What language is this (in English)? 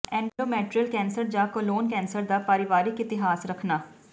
Punjabi